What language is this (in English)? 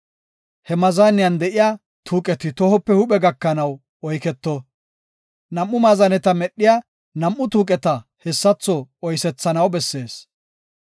Gofa